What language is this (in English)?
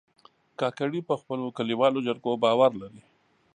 Pashto